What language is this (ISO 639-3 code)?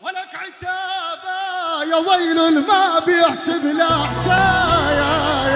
ara